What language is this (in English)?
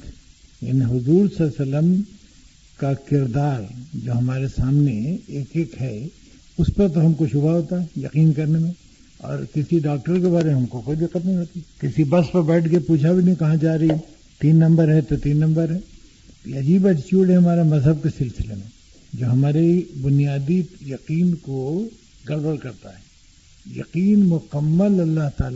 Urdu